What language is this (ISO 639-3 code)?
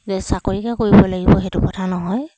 asm